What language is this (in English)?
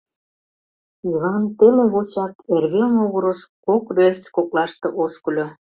Mari